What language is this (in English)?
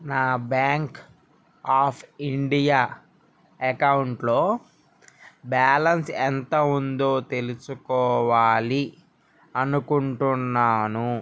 Telugu